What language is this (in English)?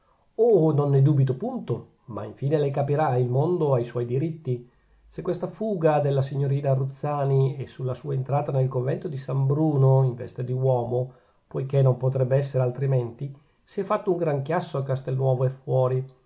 Italian